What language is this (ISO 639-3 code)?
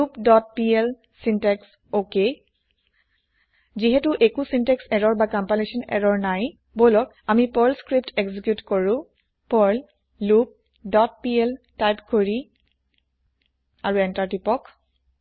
asm